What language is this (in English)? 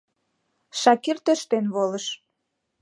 Mari